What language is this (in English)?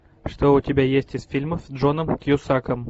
Russian